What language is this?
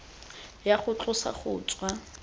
Tswana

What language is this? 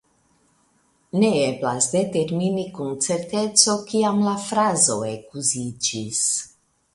Esperanto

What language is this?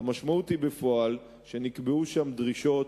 Hebrew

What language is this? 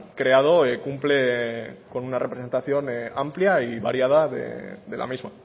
Spanish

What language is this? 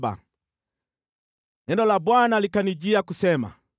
Swahili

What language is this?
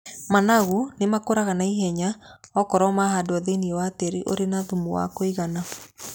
Kikuyu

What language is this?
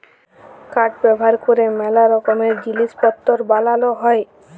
Bangla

